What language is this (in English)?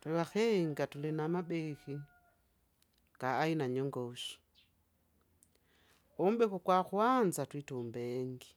Kinga